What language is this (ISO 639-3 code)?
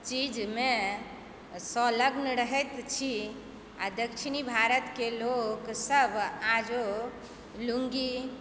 mai